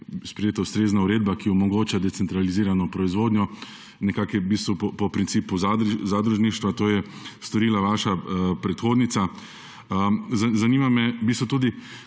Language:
Slovenian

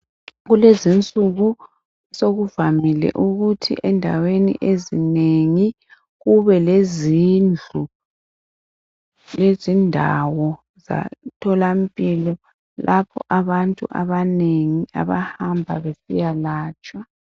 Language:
North Ndebele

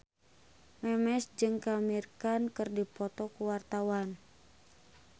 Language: Sundanese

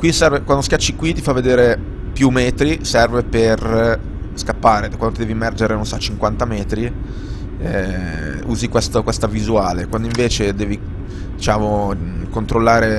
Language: Italian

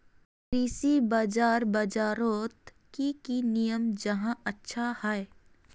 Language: Magahi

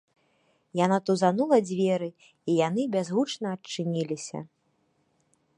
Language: Belarusian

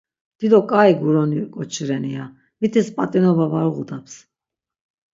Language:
Laz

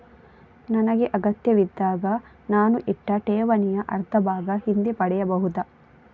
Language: Kannada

